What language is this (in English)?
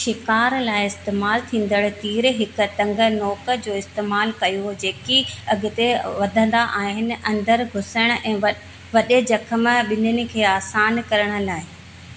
Sindhi